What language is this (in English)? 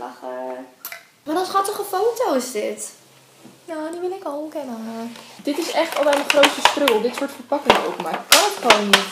Dutch